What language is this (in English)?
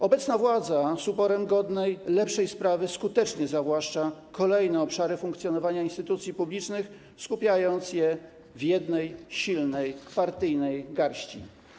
Polish